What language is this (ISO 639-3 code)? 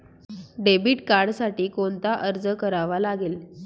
mar